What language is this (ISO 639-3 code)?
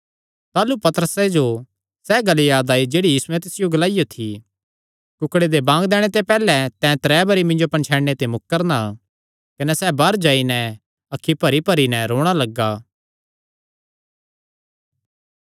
xnr